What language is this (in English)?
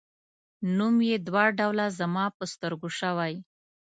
Pashto